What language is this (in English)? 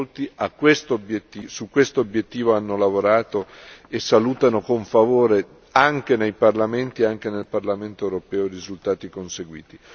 Italian